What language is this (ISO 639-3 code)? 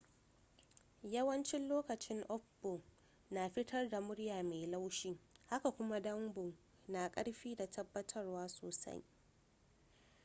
hau